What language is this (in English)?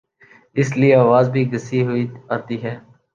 Urdu